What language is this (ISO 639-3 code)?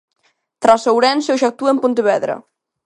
glg